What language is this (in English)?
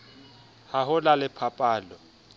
Southern Sotho